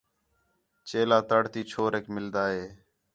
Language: Khetrani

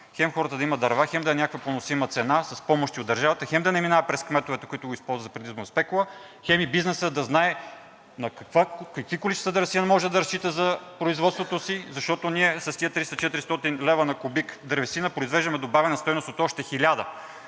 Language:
Bulgarian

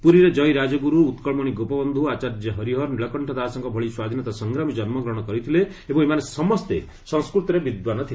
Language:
Odia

